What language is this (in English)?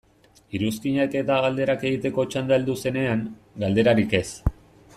Basque